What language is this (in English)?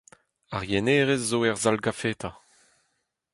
Breton